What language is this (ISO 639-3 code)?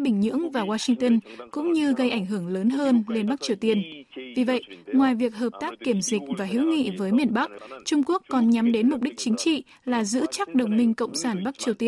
vie